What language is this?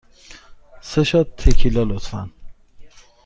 Persian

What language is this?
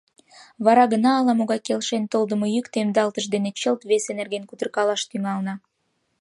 Mari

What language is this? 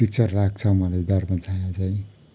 Nepali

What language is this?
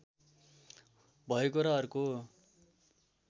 Nepali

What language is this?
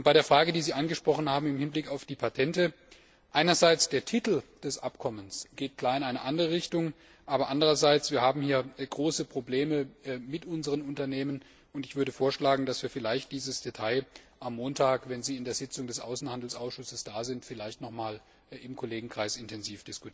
German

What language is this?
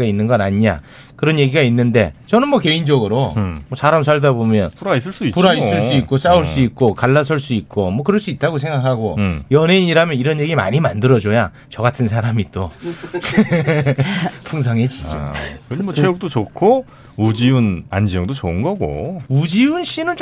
Korean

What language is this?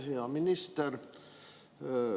Estonian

